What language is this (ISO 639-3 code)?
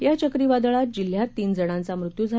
mar